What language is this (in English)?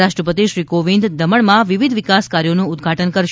Gujarati